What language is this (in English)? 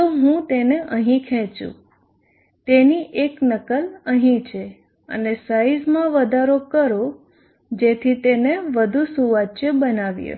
Gujarati